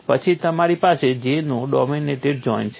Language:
Gujarati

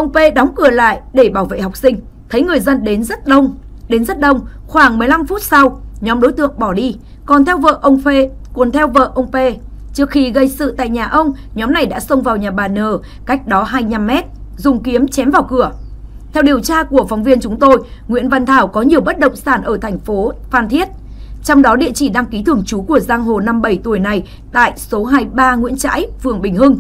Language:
Vietnamese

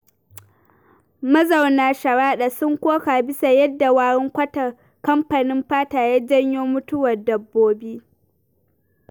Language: Hausa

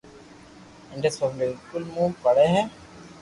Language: Loarki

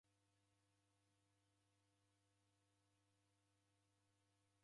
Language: Taita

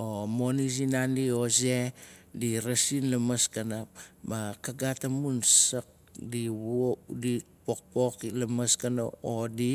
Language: Nalik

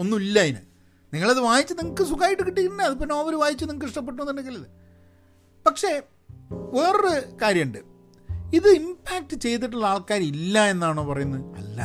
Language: Malayalam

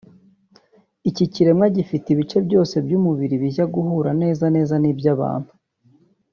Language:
Kinyarwanda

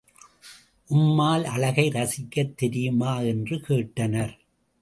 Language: Tamil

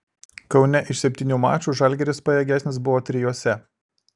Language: Lithuanian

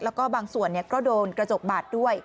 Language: Thai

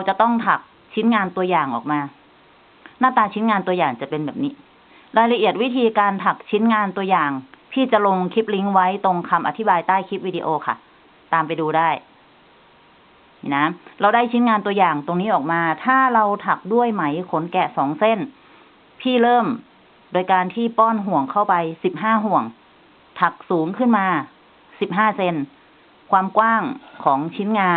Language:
Thai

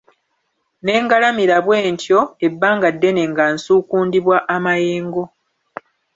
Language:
Ganda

